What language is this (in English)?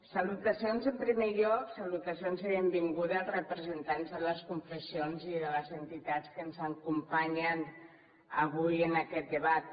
Catalan